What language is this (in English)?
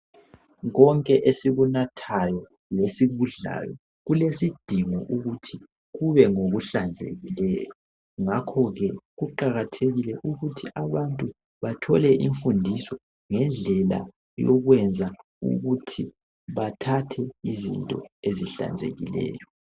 North Ndebele